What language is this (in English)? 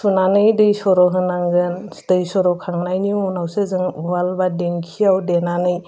Bodo